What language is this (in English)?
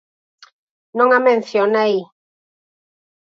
Galician